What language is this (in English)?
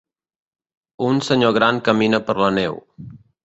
Catalan